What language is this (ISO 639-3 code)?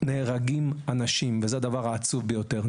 heb